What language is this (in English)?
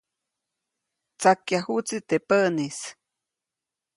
Copainalá Zoque